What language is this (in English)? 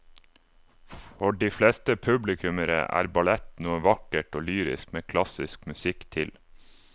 Norwegian